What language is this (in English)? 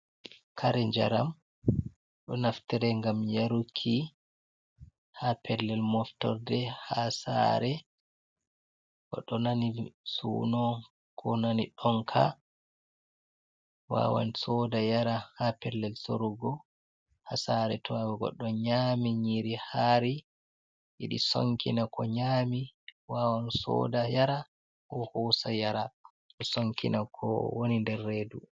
Fula